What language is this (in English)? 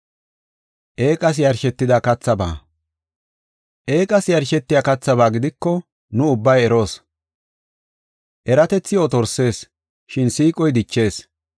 Gofa